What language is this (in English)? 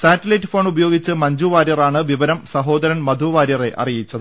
Malayalam